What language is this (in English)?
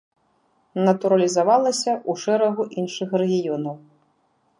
Belarusian